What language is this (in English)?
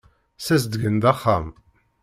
Kabyle